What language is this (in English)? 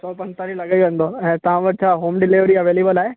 Sindhi